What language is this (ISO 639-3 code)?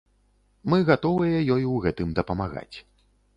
bel